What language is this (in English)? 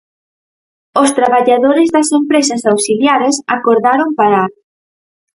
Galician